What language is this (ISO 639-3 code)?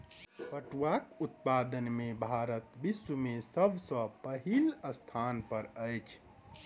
mai